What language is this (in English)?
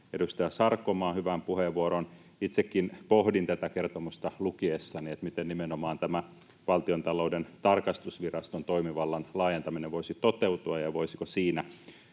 Finnish